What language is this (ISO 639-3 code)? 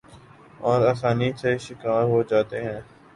urd